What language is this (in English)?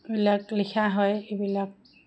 Assamese